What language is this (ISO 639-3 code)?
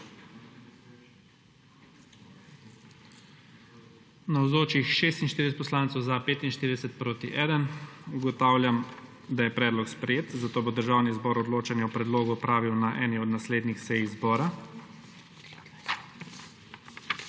slv